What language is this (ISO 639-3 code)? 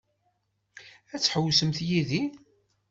kab